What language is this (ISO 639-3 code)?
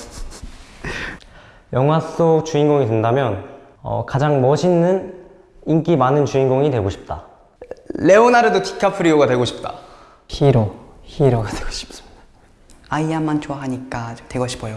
kor